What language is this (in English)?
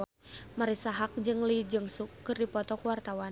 Sundanese